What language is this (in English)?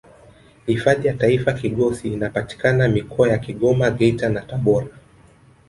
Swahili